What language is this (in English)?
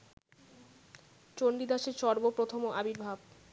Bangla